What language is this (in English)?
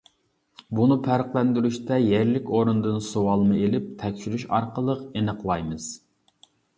Uyghur